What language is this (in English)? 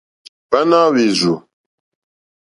Mokpwe